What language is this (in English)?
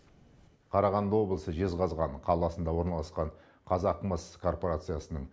Kazakh